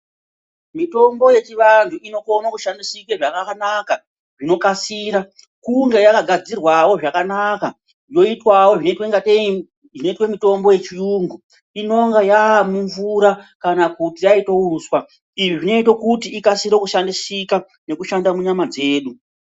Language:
Ndau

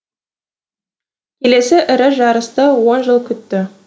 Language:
Kazakh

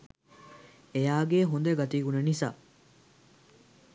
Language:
Sinhala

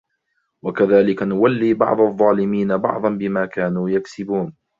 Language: Arabic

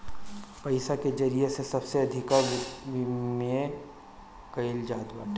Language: Bhojpuri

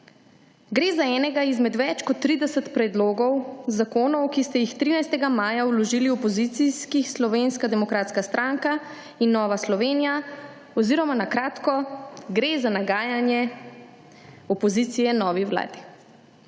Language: Slovenian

